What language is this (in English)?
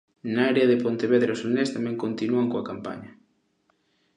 Galician